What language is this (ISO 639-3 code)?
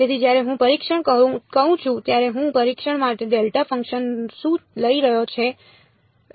guj